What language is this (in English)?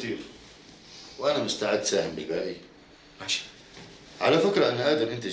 Arabic